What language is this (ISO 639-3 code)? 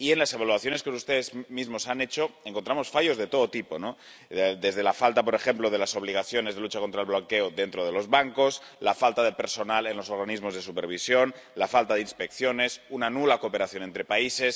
spa